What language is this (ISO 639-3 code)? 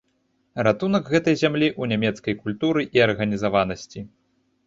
bel